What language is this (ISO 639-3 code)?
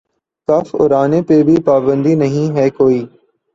urd